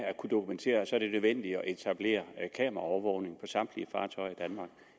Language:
Danish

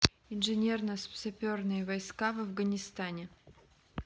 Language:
Russian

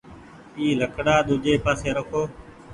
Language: Goaria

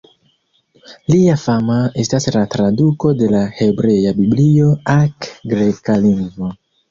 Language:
Esperanto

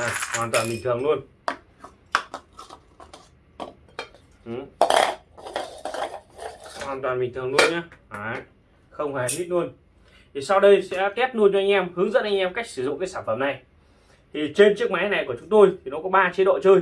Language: Vietnamese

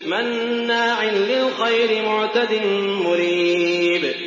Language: Arabic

